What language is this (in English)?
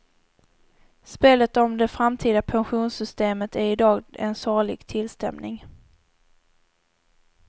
Swedish